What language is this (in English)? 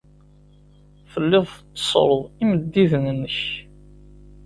Kabyle